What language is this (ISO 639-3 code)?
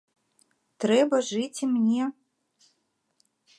bel